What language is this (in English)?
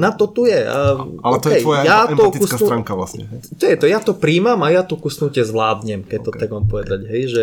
Slovak